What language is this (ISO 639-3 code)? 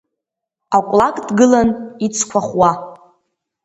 abk